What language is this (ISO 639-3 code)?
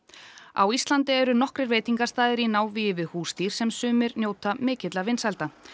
isl